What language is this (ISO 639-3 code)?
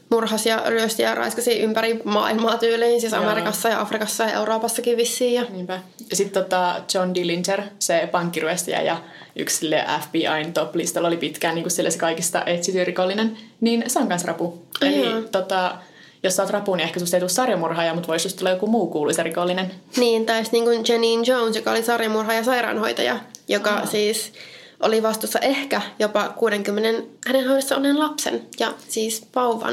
fin